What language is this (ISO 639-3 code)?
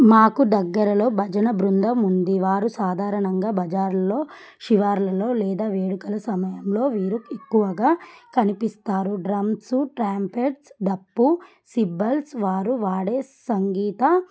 tel